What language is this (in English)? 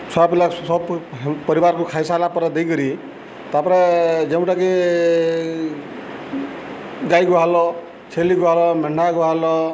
Odia